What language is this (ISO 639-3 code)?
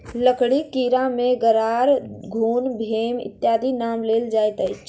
mai